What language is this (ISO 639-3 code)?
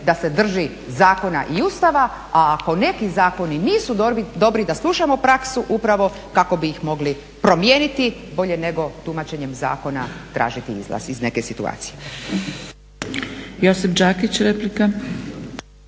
hrv